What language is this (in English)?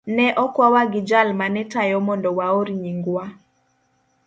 Luo (Kenya and Tanzania)